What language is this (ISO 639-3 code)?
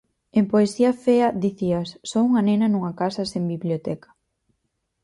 glg